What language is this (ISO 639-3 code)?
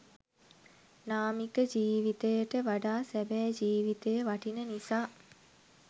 sin